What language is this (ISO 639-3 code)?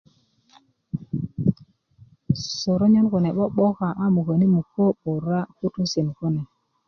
ukv